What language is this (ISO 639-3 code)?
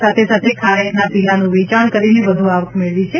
guj